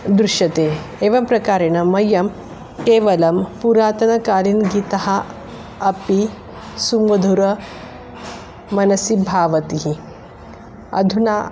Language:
Sanskrit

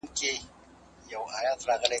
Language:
Pashto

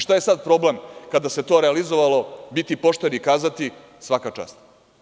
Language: Serbian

